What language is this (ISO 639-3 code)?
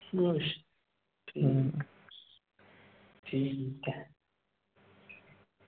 pan